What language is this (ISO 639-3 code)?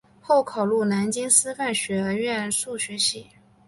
zho